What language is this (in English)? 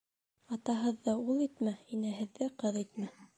Bashkir